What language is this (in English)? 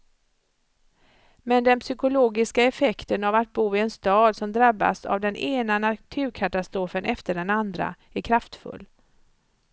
Swedish